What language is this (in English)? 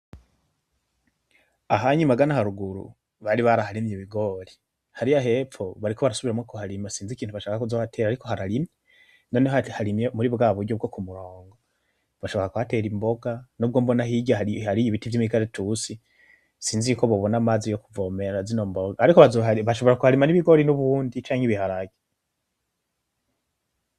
Rundi